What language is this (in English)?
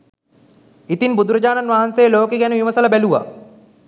Sinhala